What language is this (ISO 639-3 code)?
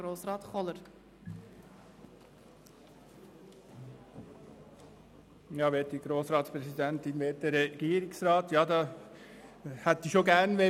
gsw